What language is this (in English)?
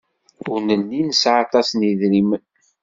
Kabyle